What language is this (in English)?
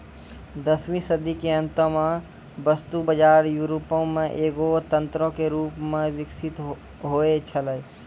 Maithili